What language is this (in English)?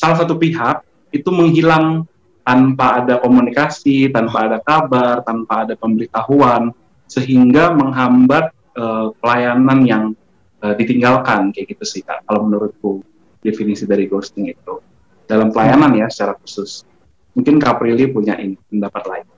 Indonesian